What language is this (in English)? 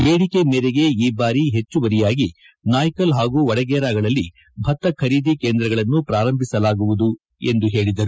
Kannada